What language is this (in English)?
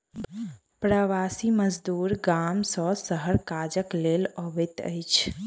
Maithili